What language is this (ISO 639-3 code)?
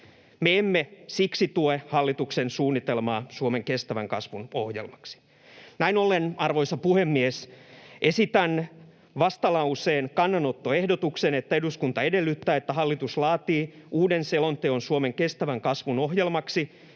fin